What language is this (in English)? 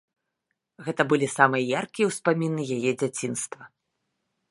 Belarusian